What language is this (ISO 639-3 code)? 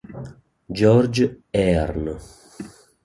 ita